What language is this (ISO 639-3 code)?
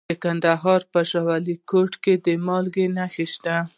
pus